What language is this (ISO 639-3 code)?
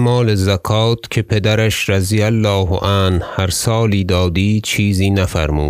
fas